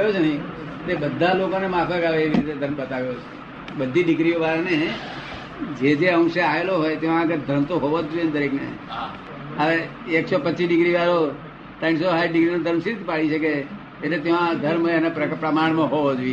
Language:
Gujarati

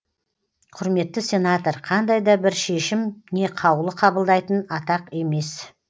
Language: Kazakh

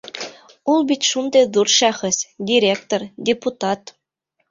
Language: Bashkir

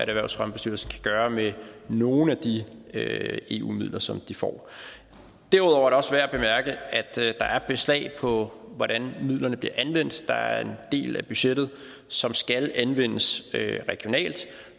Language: Danish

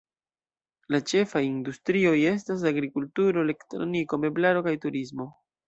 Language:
Esperanto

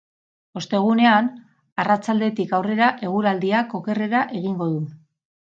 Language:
Basque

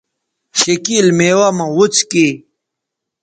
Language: Bateri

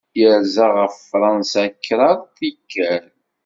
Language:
Kabyle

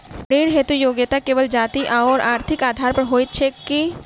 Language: Maithili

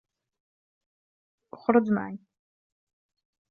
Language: Arabic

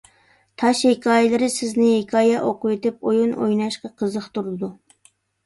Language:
Uyghur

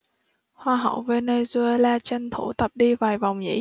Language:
Vietnamese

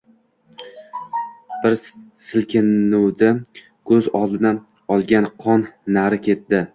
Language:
Uzbek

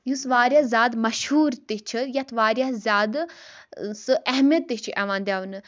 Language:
Kashmiri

